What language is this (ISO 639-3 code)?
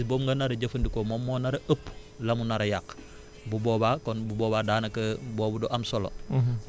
wol